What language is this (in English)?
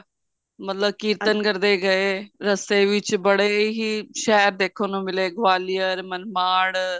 Punjabi